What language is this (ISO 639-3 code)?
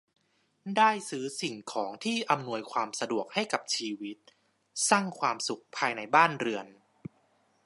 tha